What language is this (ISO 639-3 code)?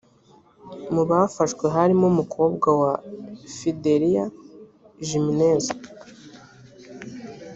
kin